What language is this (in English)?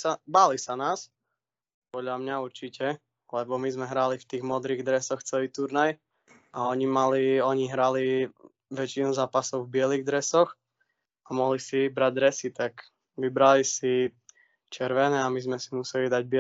Slovak